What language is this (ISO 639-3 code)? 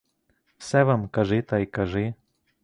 ukr